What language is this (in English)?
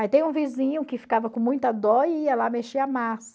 Portuguese